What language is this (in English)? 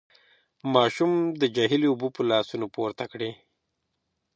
Pashto